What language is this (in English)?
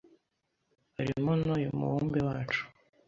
Kinyarwanda